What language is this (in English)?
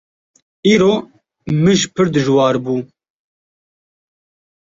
Kurdish